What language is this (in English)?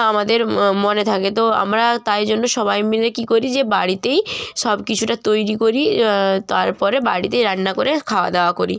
Bangla